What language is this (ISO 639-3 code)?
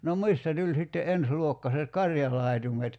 fin